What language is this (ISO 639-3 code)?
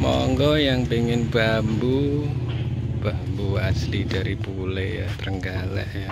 ind